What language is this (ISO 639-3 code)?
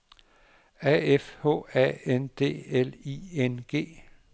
dan